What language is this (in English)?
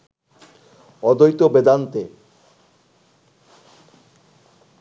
Bangla